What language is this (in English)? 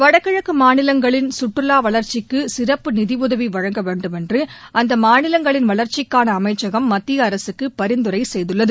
Tamil